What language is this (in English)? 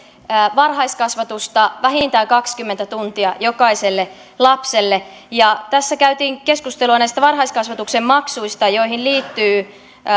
Finnish